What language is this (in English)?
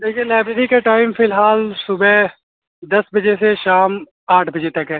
Urdu